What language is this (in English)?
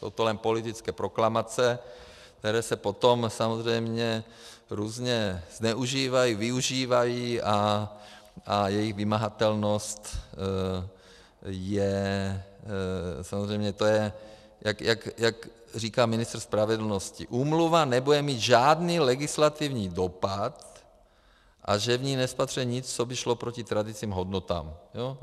Czech